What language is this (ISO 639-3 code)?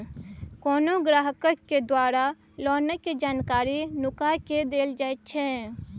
mai